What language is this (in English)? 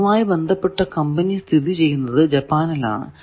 Malayalam